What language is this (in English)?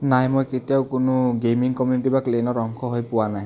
Assamese